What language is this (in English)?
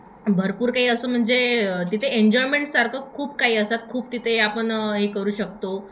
Marathi